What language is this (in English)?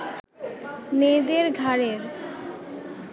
Bangla